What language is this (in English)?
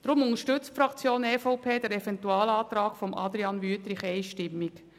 Swiss German